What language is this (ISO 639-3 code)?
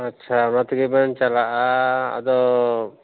sat